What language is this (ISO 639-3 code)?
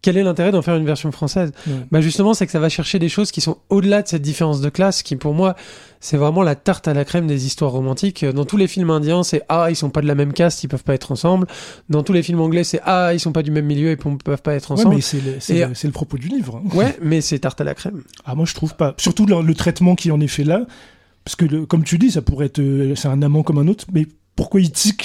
fra